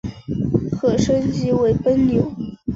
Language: Chinese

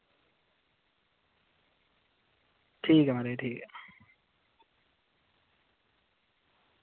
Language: Dogri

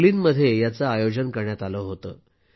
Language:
Marathi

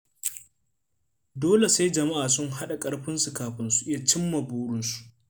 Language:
Hausa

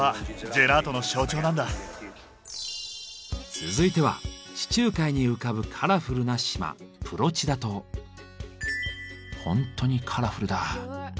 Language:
Japanese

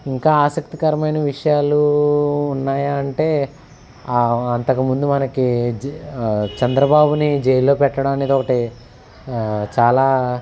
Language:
Telugu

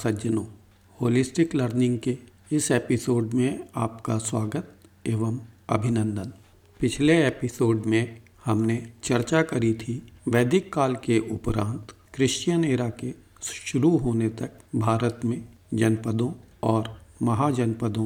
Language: Hindi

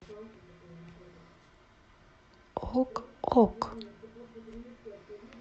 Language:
Russian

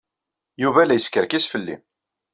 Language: Kabyle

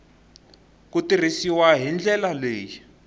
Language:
Tsonga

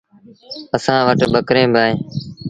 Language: Sindhi Bhil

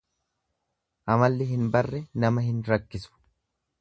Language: Oromo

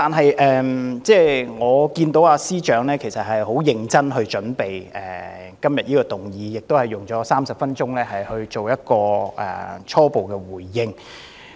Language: Cantonese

